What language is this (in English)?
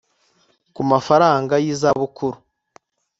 Kinyarwanda